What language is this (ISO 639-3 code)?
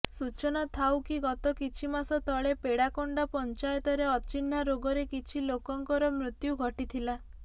ori